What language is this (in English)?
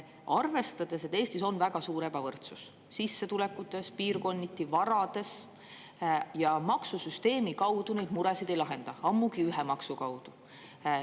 Estonian